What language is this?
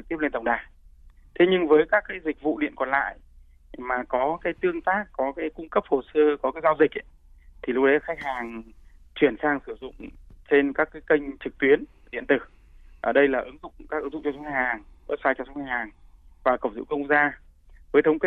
Vietnamese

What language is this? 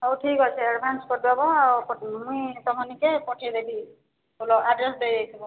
Odia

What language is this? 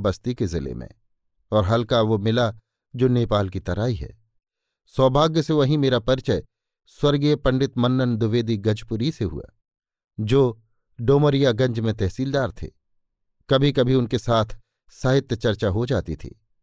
Hindi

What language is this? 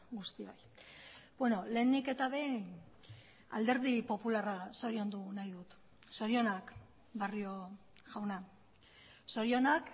Basque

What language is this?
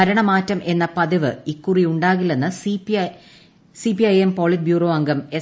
Malayalam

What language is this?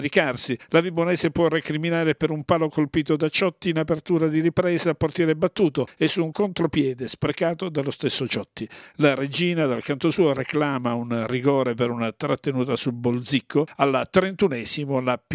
Italian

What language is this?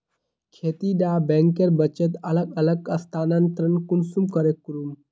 Magahi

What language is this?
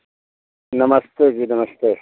Hindi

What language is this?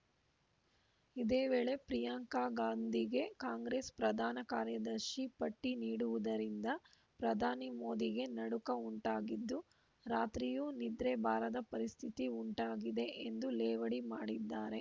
Kannada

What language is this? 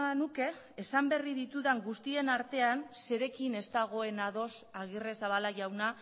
Basque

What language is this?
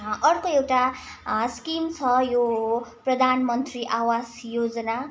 Nepali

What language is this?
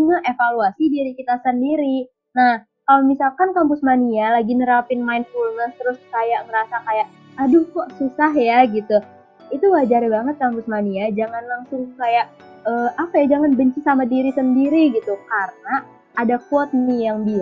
Indonesian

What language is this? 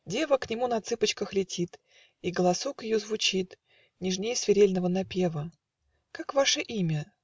Russian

